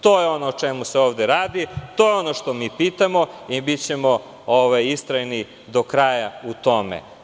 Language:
Serbian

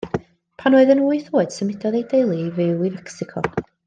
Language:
Welsh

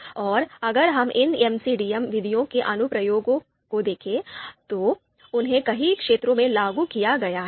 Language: Hindi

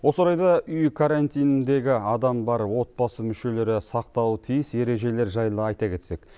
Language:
Kazakh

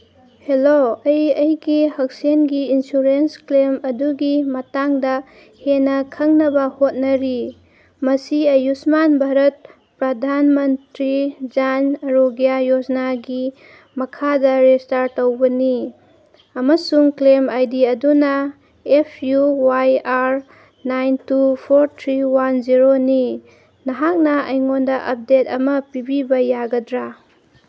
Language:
Manipuri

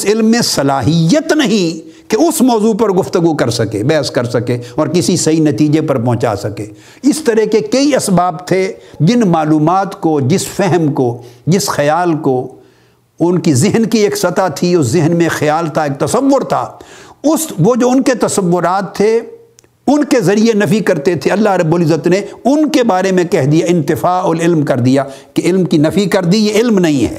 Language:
Urdu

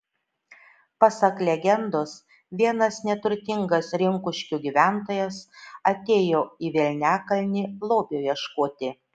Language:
Lithuanian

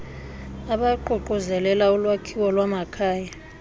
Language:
Xhosa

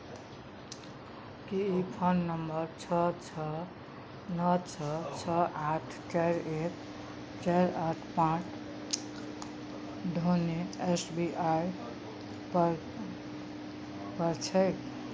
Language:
Maithili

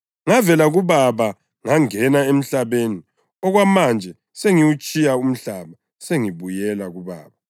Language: North Ndebele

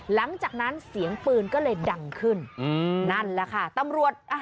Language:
Thai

